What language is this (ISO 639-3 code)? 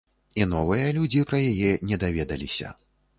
bel